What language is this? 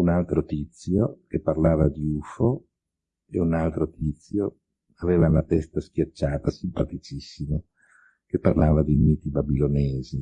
Italian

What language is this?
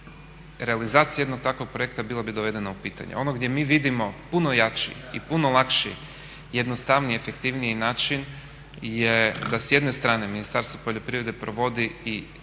Croatian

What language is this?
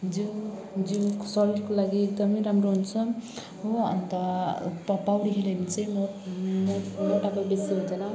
Nepali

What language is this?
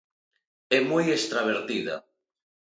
Galician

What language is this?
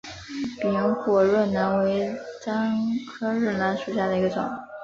Chinese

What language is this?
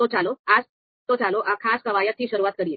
Gujarati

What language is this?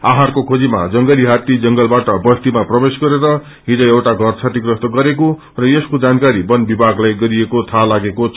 Nepali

